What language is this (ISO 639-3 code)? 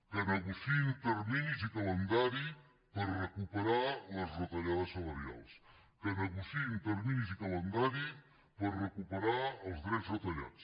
cat